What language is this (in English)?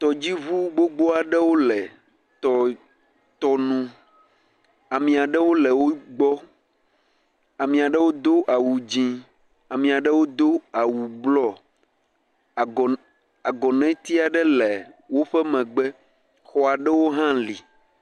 Ewe